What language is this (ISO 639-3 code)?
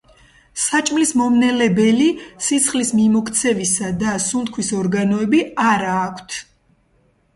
kat